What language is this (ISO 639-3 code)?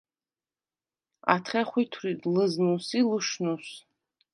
sva